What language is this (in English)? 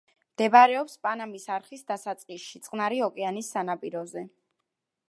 Georgian